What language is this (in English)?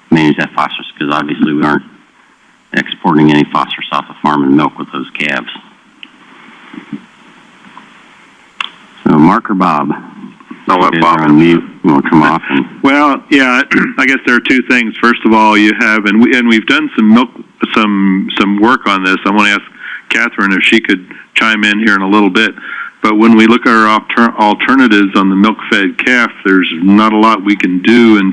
English